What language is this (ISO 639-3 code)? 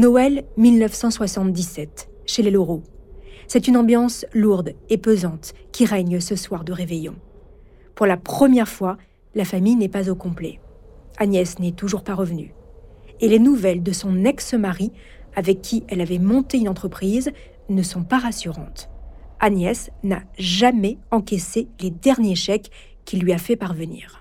fra